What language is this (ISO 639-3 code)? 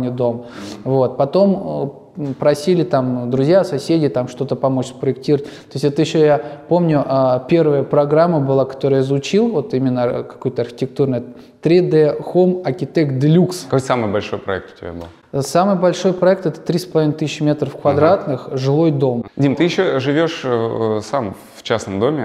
rus